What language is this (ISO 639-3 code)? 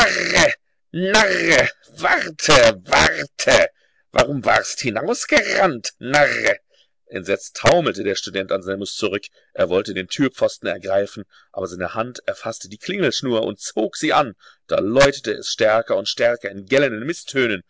deu